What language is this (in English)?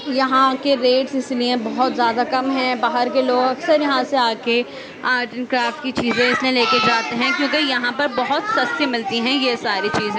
Urdu